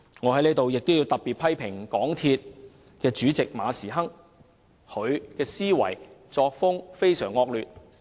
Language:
Cantonese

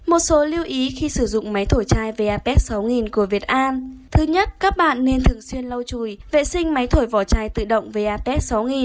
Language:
Vietnamese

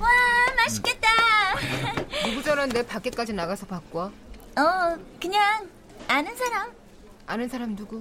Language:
Korean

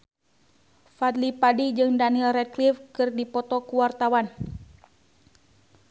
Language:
Sundanese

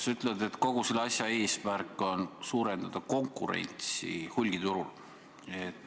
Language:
Estonian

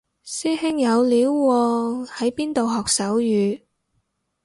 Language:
Cantonese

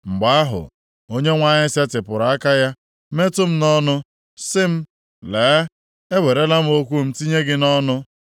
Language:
Igbo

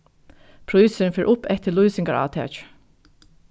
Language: Faroese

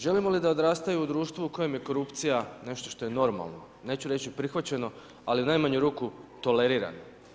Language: Croatian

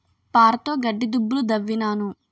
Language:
Telugu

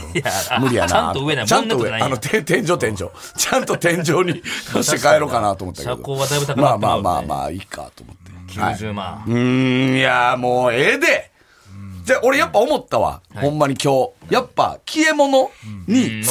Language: Japanese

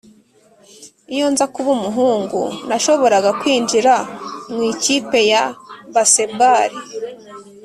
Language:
Kinyarwanda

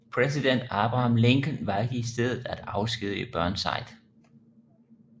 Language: Danish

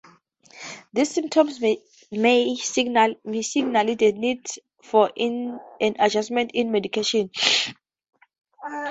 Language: English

